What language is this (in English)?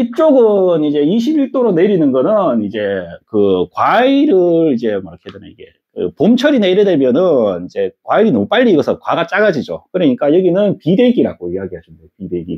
Korean